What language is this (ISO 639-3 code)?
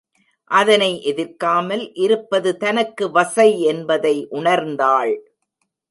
tam